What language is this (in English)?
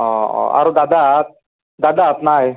Assamese